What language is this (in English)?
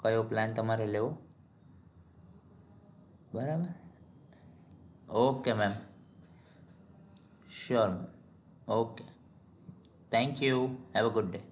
Gujarati